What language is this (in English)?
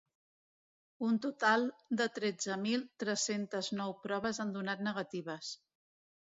Catalan